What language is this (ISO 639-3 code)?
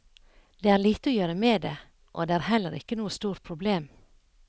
nor